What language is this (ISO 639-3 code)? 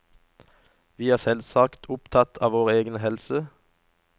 nor